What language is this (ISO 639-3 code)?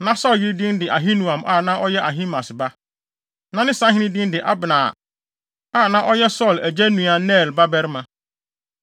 aka